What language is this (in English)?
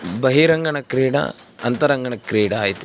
Sanskrit